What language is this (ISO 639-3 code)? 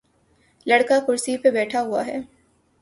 urd